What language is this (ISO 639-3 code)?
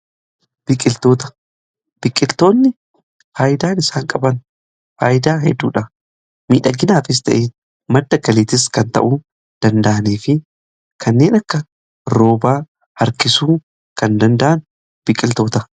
orm